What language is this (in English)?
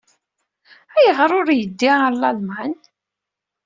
Kabyle